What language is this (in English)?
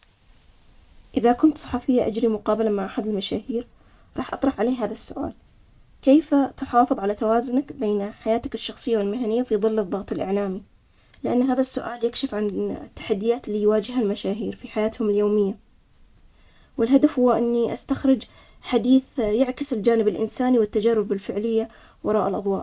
Omani Arabic